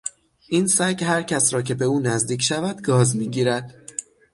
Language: Persian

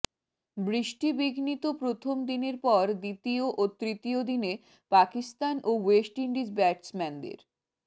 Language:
Bangla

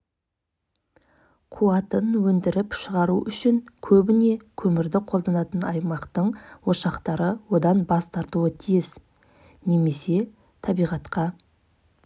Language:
Kazakh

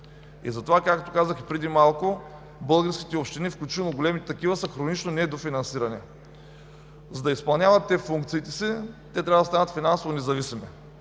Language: Bulgarian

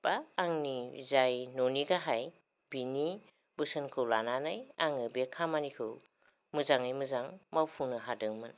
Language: Bodo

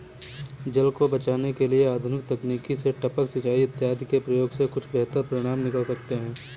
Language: Hindi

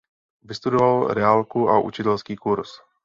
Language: Czech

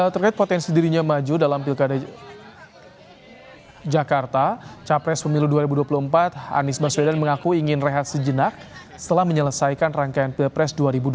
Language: Indonesian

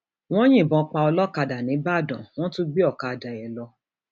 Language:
Yoruba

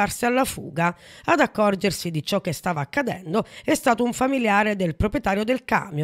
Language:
Italian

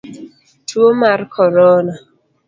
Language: Luo (Kenya and Tanzania)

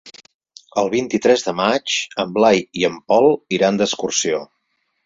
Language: Catalan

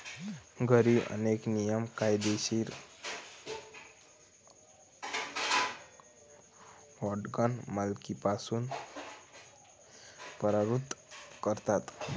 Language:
Marathi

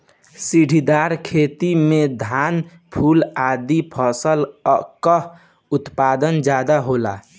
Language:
Bhojpuri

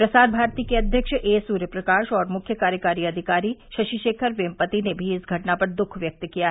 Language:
Hindi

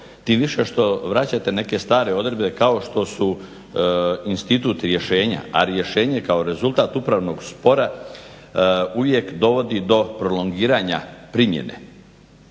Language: Croatian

